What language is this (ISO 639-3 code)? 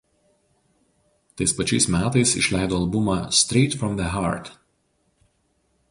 lit